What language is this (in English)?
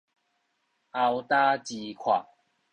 Min Nan Chinese